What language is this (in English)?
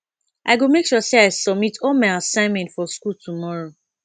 Nigerian Pidgin